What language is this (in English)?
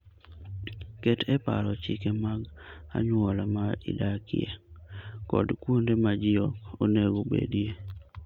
Luo (Kenya and Tanzania)